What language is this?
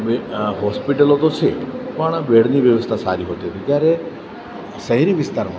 Gujarati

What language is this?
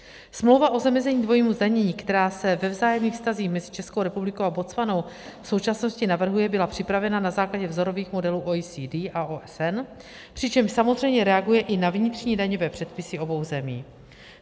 Czech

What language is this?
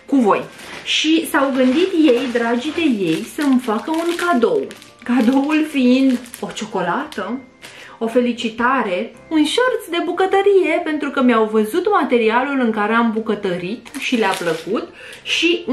Romanian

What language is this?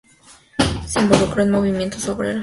Spanish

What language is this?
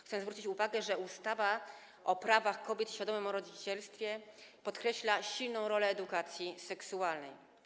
Polish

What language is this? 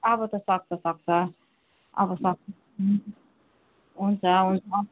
Nepali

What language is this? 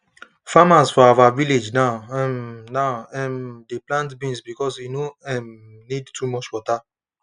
Nigerian Pidgin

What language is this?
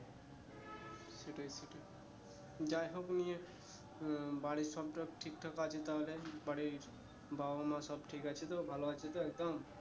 Bangla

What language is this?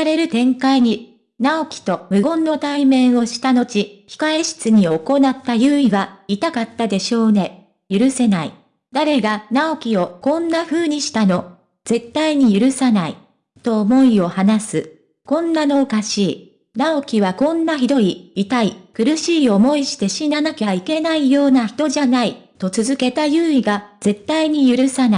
Japanese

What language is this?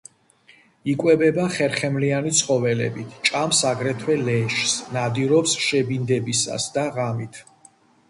Georgian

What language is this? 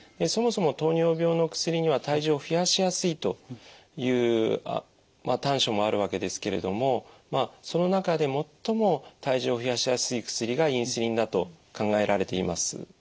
Japanese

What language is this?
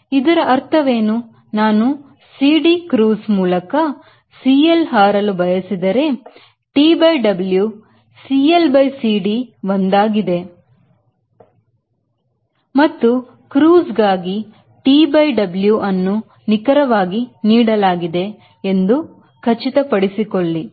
Kannada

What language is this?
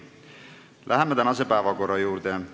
Estonian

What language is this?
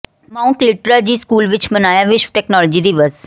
Punjabi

